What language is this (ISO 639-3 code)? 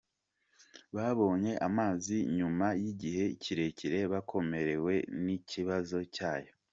kin